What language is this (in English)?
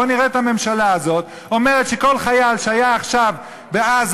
Hebrew